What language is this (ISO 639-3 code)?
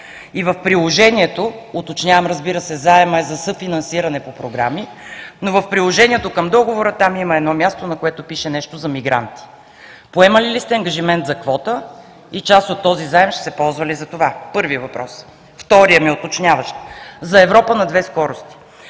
bul